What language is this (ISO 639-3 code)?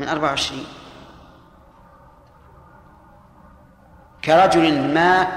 ara